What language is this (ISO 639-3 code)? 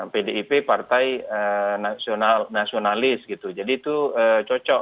ind